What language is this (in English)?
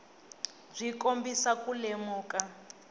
Tsonga